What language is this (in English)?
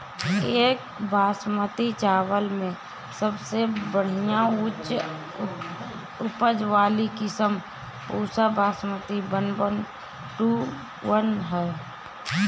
Bhojpuri